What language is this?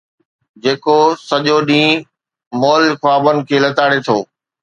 Sindhi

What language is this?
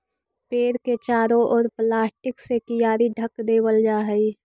Magahi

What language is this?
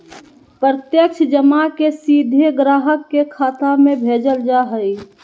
Magahi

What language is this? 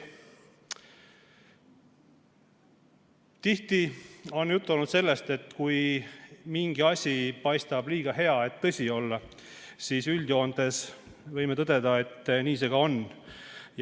Estonian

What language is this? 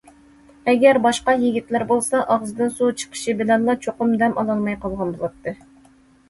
Uyghur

